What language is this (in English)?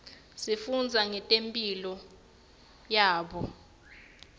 Swati